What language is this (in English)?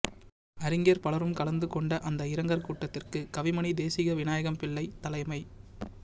Tamil